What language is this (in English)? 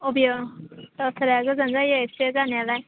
Bodo